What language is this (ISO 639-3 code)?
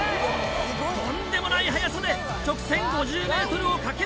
jpn